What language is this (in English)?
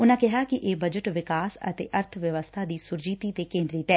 Punjabi